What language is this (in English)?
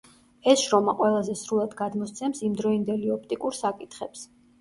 Georgian